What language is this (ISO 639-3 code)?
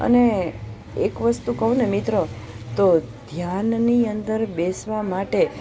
guj